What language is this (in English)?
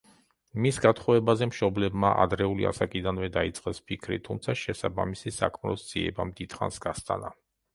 Georgian